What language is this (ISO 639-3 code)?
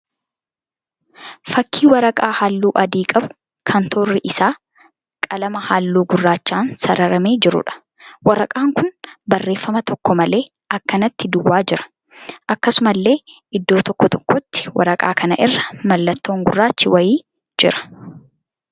orm